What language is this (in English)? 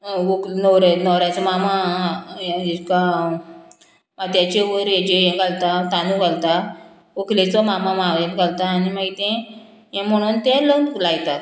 Konkani